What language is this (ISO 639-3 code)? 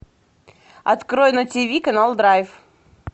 rus